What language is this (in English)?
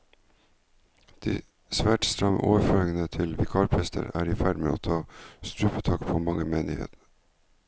Norwegian